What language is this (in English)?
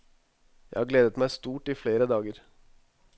Norwegian